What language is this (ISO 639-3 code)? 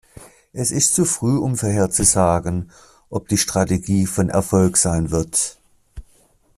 deu